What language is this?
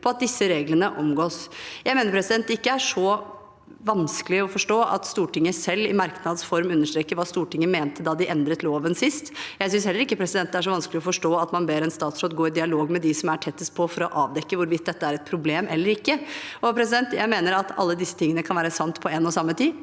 Norwegian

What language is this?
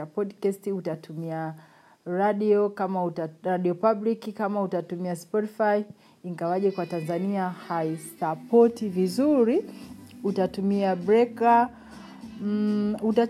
Swahili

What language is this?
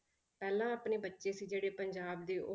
Punjabi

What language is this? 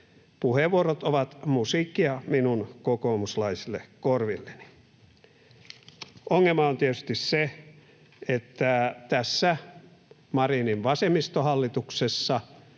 Finnish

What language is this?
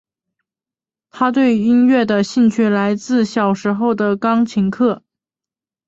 Chinese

